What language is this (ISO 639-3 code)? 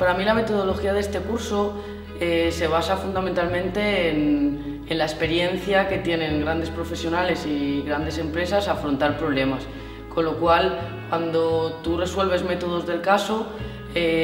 spa